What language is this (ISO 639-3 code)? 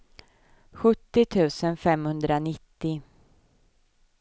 swe